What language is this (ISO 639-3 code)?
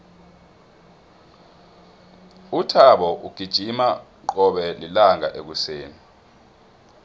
nbl